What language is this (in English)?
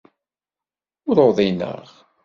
Kabyle